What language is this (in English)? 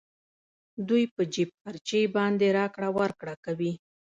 Pashto